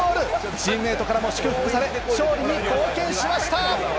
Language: Japanese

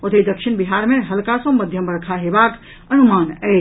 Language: Maithili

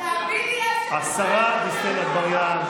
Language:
Hebrew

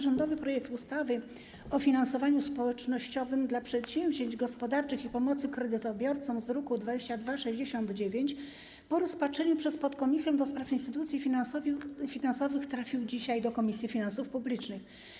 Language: Polish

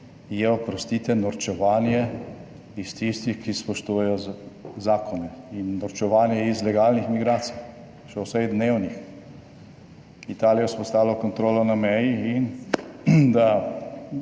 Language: Slovenian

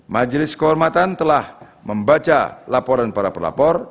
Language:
Indonesian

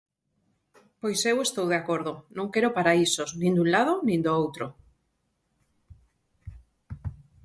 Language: Galician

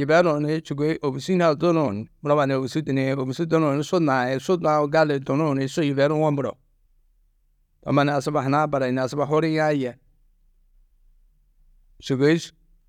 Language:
Tedaga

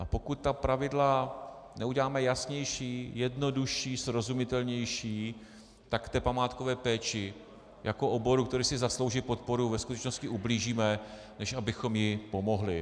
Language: Czech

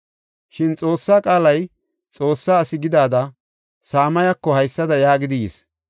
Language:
Gofa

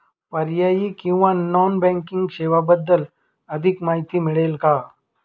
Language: Marathi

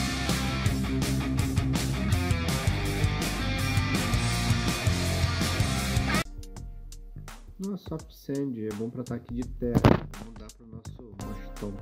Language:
Portuguese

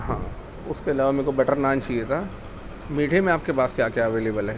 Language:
Urdu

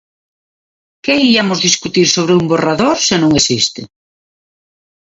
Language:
Galician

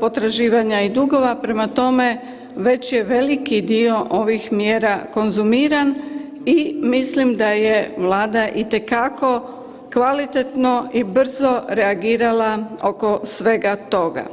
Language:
Croatian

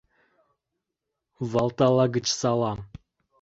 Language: Mari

